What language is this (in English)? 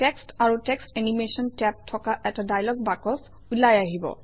Assamese